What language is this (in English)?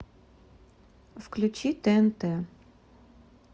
Russian